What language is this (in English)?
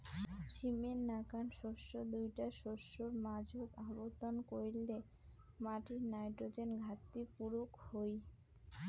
Bangla